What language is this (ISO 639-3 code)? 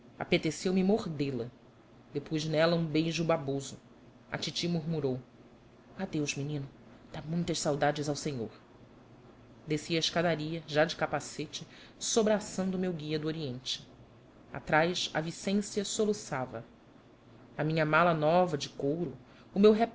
por